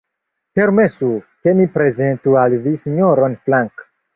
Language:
Esperanto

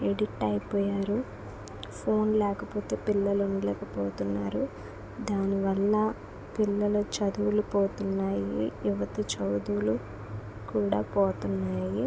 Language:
Telugu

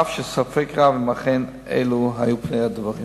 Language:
Hebrew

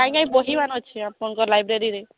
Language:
Odia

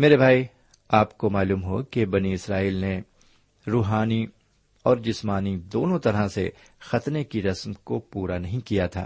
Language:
Urdu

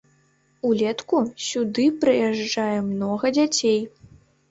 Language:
Belarusian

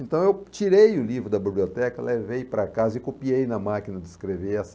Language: Portuguese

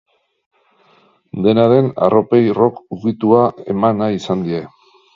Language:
Basque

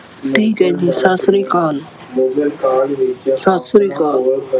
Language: Punjabi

